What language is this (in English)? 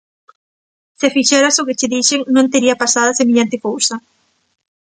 Galician